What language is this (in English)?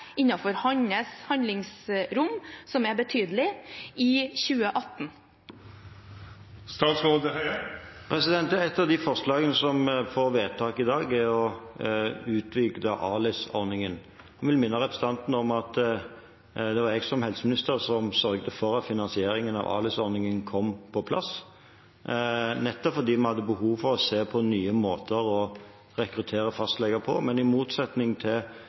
Norwegian Bokmål